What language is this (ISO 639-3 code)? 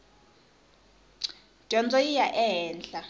tso